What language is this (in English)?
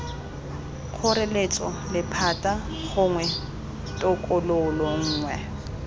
Tswana